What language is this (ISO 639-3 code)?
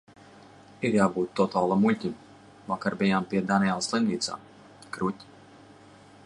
lav